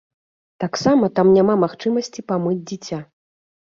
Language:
Belarusian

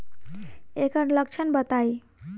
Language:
Bhojpuri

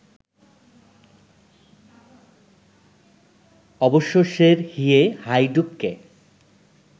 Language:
Bangla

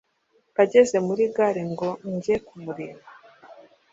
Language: Kinyarwanda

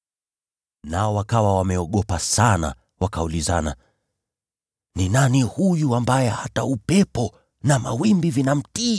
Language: Swahili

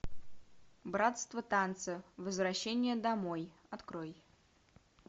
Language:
Russian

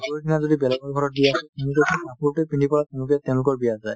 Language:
Assamese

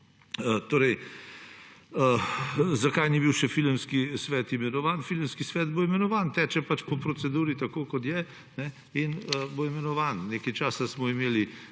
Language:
Slovenian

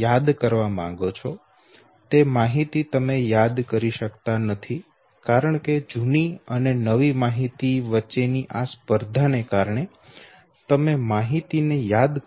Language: Gujarati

